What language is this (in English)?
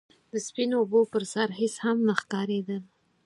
Pashto